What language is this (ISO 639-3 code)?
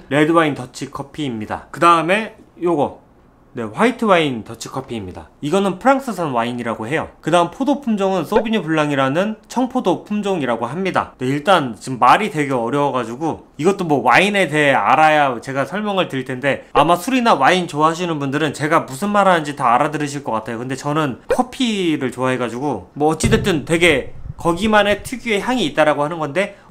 kor